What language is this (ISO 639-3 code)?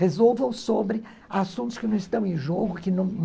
por